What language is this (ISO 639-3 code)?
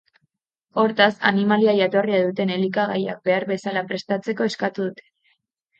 eus